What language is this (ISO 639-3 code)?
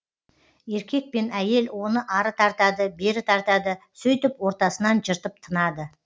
kaz